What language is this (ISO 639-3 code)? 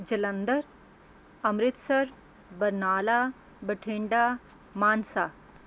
pan